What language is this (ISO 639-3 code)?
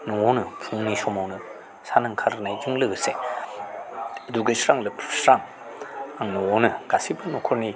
brx